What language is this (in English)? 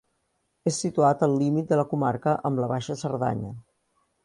Catalan